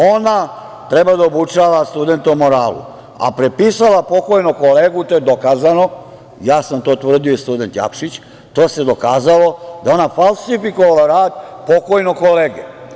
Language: Serbian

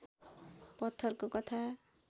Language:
Nepali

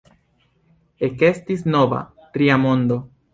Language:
Esperanto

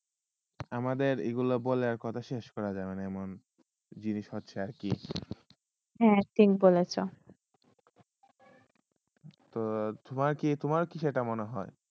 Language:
Bangla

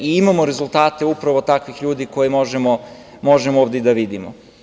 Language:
Serbian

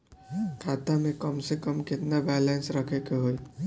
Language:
Bhojpuri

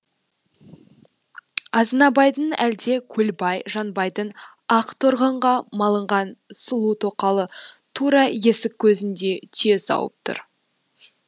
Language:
Kazakh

